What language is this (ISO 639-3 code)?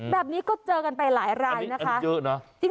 tha